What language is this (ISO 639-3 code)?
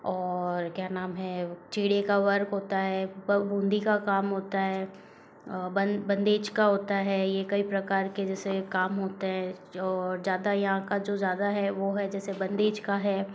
hin